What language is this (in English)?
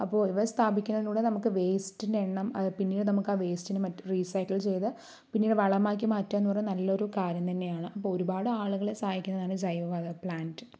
Malayalam